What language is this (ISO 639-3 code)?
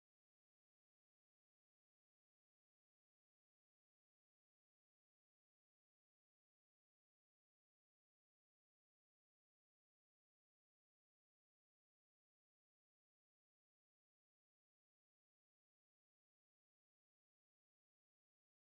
zho